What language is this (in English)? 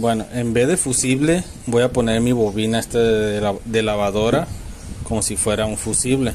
Spanish